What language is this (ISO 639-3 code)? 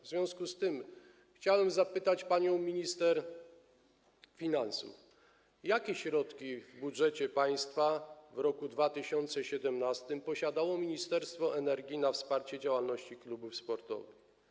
pol